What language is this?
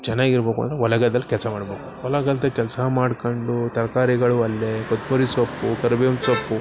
Kannada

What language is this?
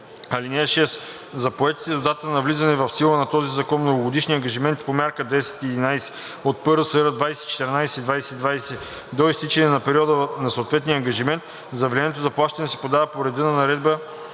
Bulgarian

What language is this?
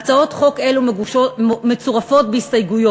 Hebrew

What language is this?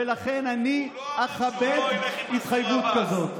Hebrew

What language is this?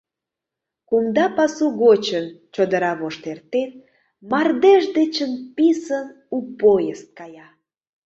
Mari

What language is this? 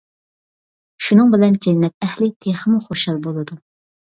Uyghur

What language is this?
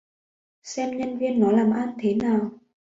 Vietnamese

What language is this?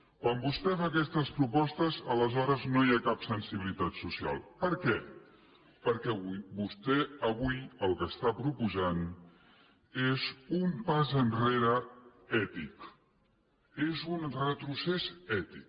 Catalan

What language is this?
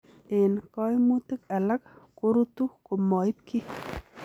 Kalenjin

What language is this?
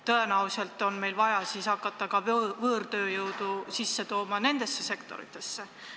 Estonian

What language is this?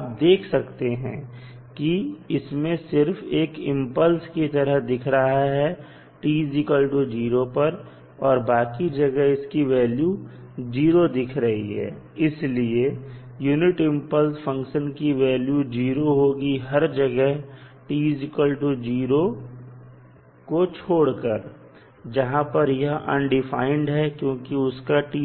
Hindi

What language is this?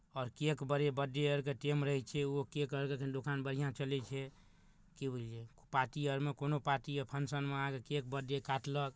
Maithili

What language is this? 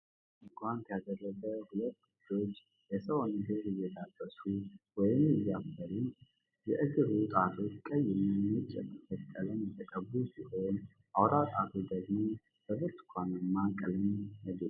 Amharic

